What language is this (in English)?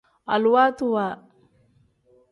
Tem